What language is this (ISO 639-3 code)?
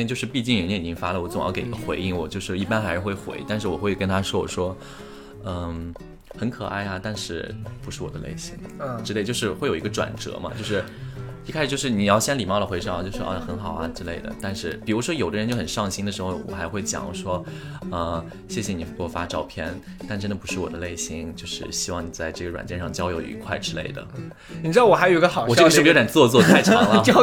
zho